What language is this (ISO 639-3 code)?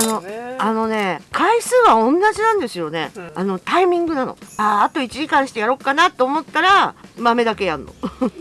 jpn